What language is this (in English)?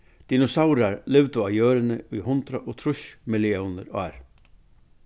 Faroese